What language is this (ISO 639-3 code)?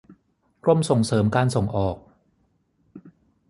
tha